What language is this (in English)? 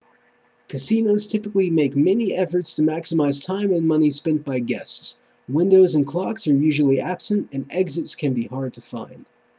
English